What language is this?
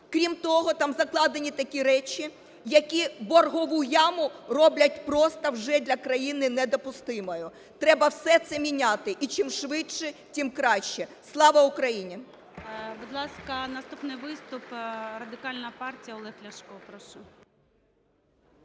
Ukrainian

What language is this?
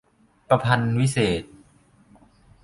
Thai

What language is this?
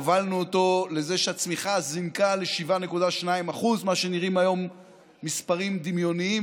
Hebrew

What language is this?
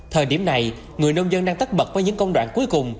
Vietnamese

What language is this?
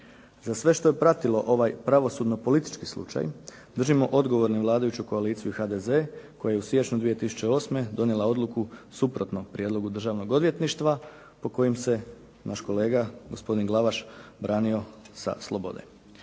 Croatian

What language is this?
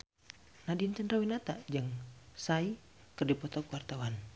Sundanese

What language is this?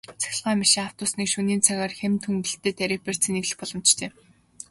Mongolian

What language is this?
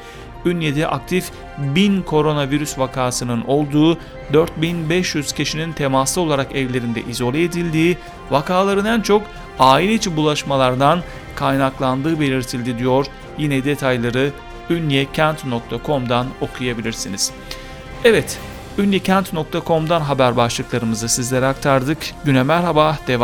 Turkish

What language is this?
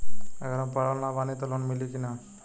Bhojpuri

